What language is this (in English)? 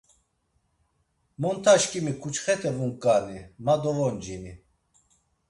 Laz